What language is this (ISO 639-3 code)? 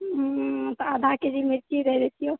mai